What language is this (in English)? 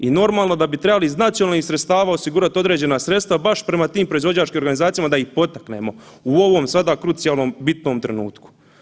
Croatian